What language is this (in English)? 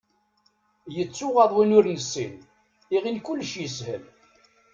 Kabyle